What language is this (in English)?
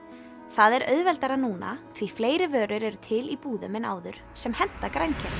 Icelandic